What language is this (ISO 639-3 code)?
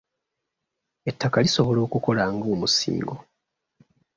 lug